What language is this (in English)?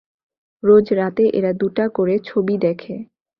Bangla